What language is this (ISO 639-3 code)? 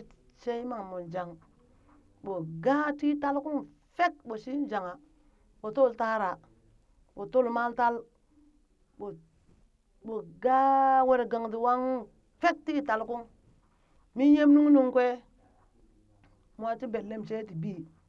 bys